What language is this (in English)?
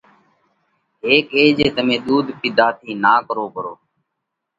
Parkari Koli